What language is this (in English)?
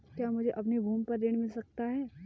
Hindi